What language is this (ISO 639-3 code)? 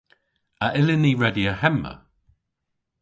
cor